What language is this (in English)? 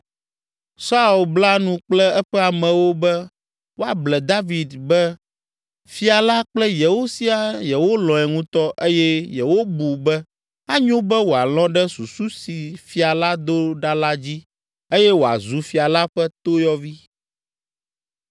Ewe